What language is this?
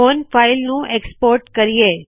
Punjabi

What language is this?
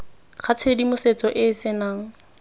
Tswana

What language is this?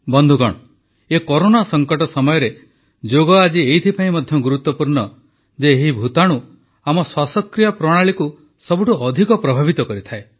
Odia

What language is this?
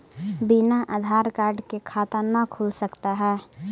Magahi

